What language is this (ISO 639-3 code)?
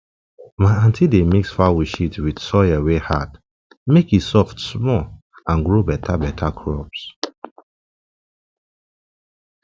pcm